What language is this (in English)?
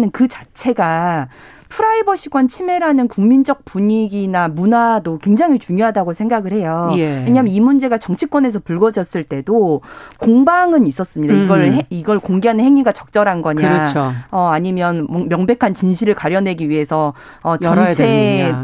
Korean